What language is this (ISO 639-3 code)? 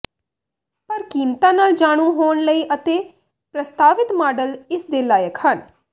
pan